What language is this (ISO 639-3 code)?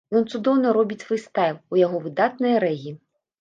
bel